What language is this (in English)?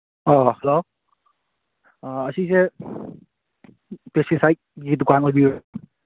Manipuri